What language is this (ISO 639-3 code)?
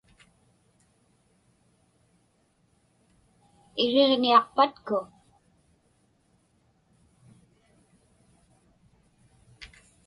ipk